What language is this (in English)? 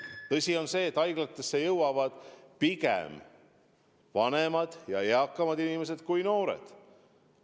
Estonian